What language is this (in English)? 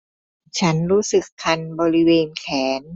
Thai